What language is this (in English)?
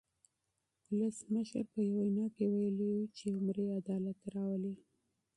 Pashto